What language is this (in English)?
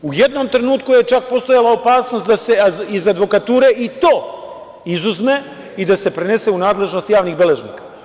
Serbian